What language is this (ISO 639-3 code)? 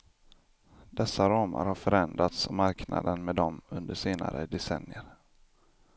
swe